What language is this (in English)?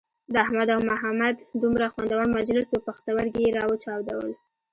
Pashto